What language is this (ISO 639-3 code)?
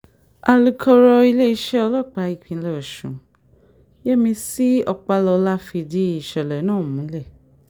yor